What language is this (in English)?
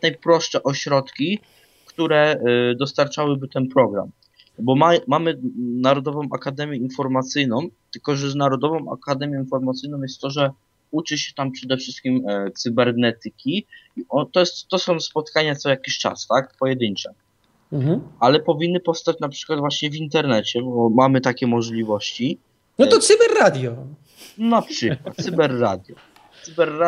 Polish